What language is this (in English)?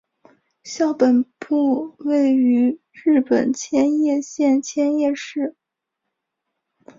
Chinese